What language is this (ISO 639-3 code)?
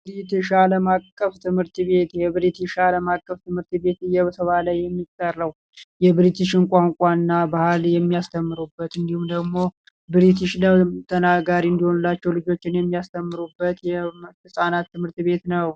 amh